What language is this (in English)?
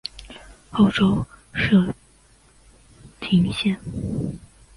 Chinese